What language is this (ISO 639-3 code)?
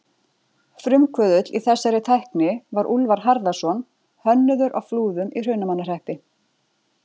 isl